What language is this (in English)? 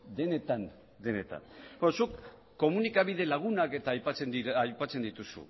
Basque